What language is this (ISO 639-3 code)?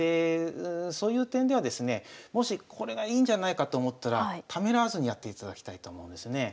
jpn